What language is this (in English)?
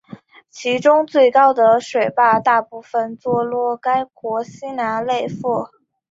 Chinese